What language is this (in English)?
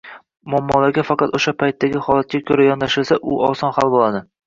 Uzbek